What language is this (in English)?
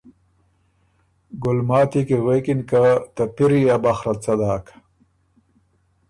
Ormuri